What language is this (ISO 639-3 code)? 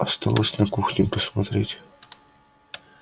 rus